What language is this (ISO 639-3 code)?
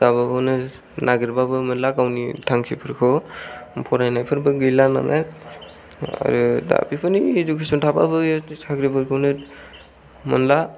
brx